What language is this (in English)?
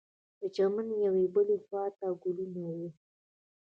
Pashto